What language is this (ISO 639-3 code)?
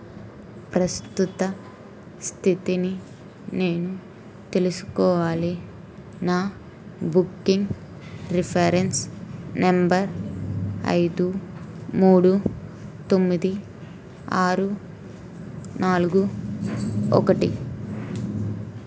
tel